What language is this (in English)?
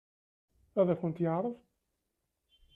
Kabyle